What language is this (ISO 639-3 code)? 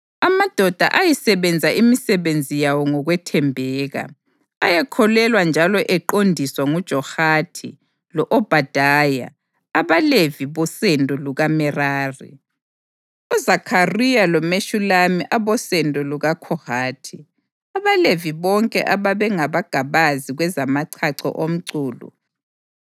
nde